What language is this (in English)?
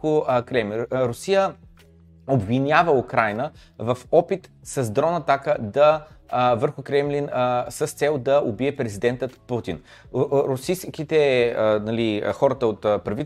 Bulgarian